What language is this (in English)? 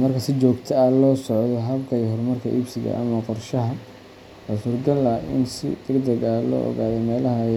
Somali